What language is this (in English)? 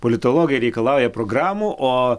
Lithuanian